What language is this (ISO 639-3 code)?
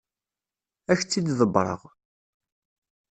kab